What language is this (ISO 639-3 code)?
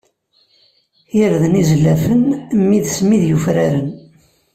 kab